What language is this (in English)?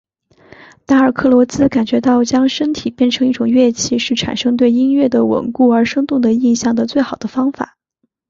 Chinese